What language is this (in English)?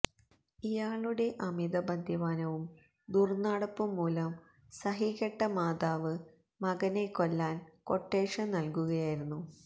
Malayalam